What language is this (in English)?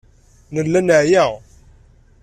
Kabyle